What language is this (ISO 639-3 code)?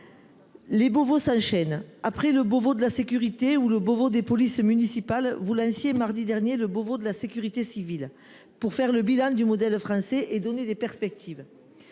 fra